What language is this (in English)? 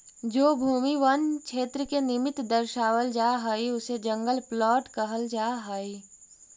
Magahi